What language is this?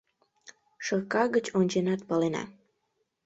Mari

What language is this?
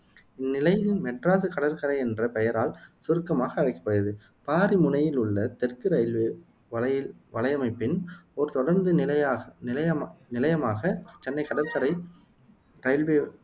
Tamil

